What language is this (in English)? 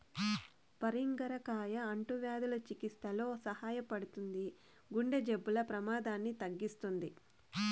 Telugu